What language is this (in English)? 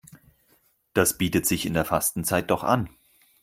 German